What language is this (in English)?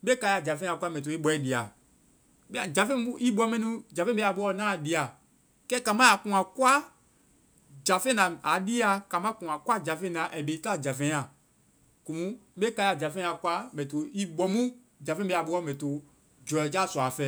Vai